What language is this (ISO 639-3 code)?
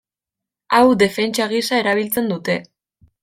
eus